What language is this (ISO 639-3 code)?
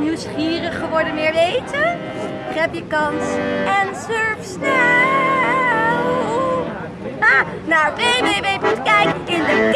nld